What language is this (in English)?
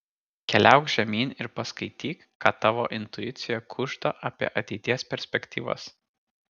Lithuanian